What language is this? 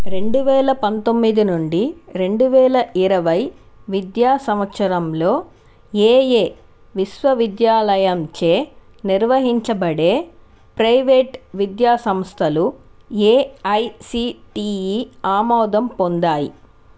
Telugu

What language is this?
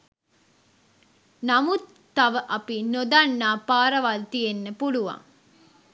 Sinhala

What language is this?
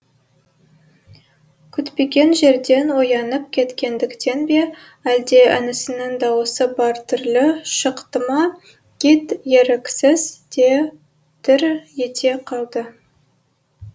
Kazakh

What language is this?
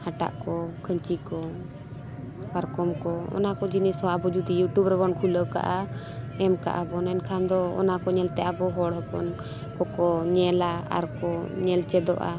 Santali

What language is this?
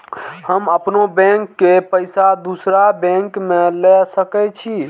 Maithili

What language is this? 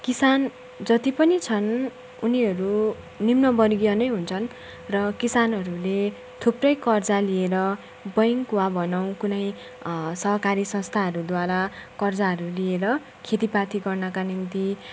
Nepali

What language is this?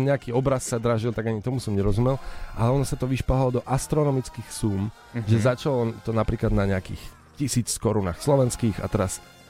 Slovak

